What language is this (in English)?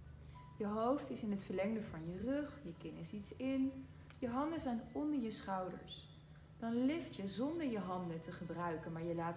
Dutch